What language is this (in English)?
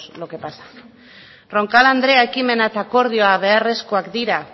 Basque